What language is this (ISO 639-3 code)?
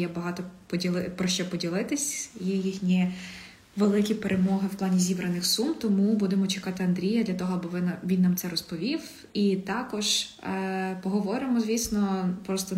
ukr